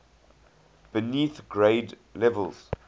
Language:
English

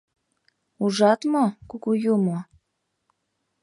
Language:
Mari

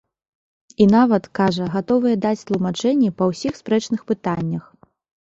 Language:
Belarusian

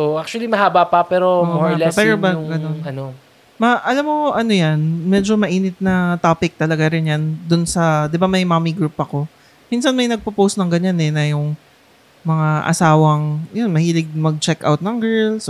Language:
Filipino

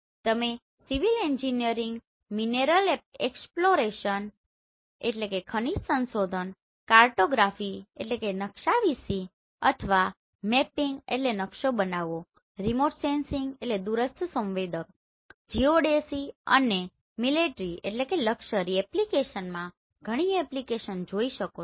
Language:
Gujarati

